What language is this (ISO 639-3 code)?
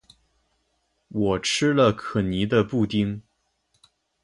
zho